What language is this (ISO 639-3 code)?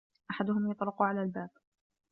ara